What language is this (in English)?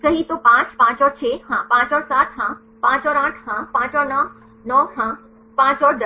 Hindi